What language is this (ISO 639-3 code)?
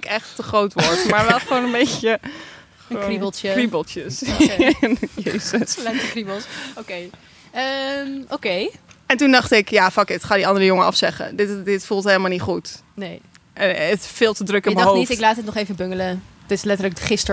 nld